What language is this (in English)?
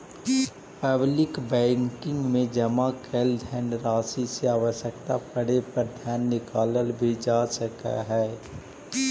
Magahi